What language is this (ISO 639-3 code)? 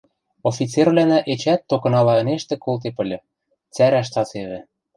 mrj